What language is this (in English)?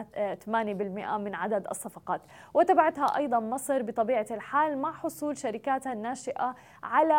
Arabic